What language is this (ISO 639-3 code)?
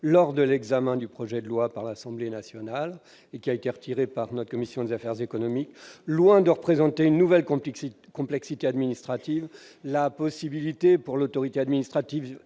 fra